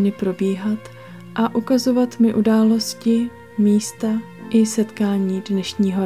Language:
Czech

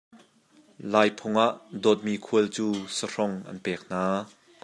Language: Hakha Chin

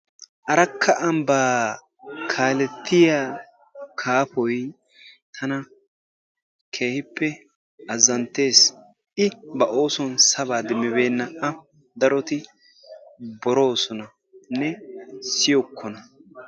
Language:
Wolaytta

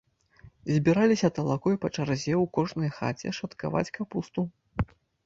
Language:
Belarusian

